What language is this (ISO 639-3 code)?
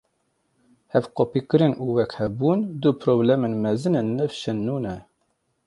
kur